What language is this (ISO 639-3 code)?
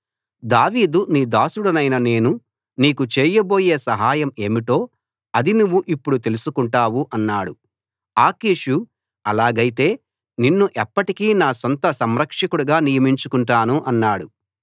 tel